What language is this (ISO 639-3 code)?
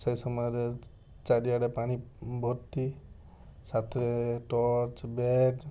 ori